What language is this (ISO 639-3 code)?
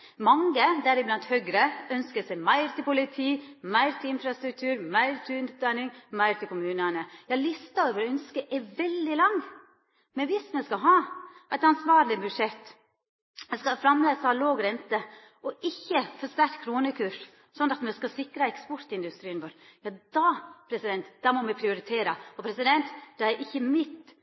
nno